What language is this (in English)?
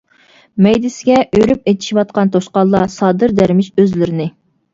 Uyghur